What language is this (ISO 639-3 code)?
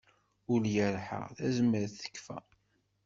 kab